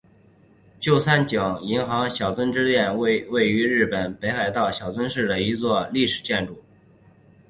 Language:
Chinese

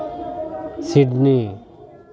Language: Santali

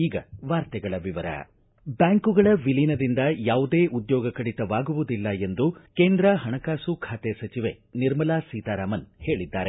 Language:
Kannada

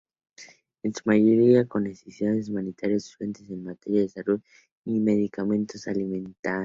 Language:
Spanish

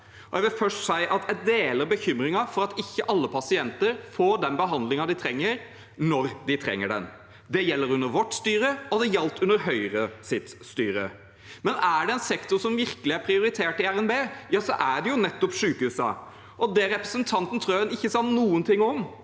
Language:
Norwegian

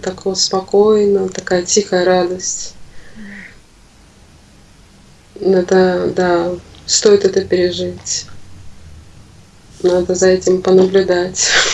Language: Russian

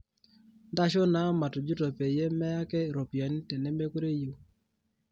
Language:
Masai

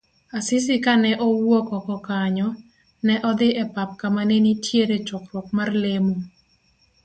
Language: Luo (Kenya and Tanzania)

